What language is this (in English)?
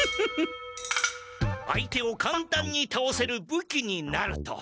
Japanese